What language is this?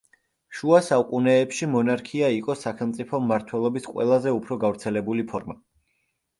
Georgian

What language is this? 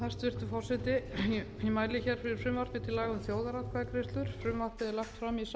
Icelandic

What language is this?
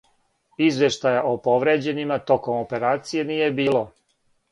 Serbian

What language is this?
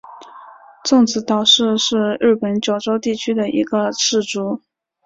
Chinese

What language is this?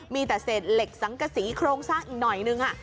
Thai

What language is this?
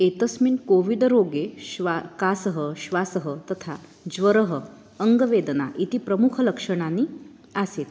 Sanskrit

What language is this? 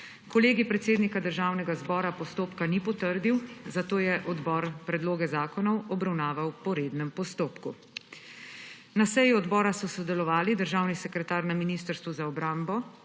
Slovenian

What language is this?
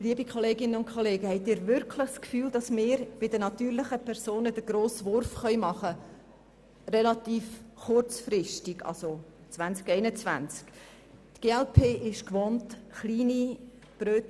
Swiss German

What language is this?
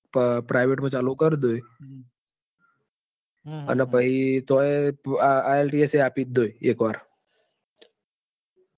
Gujarati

